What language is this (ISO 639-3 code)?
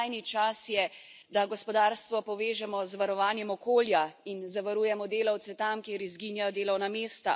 slv